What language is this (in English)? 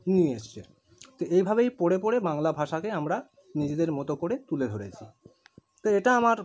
Bangla